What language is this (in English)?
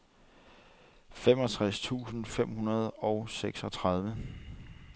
Danish